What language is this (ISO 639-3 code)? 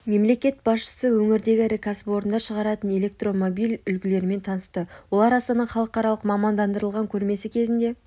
kaz